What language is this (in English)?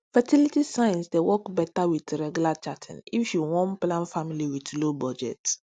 Nigerian Pidgin